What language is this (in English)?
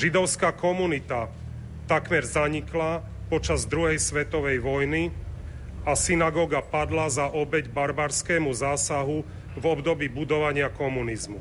Slovak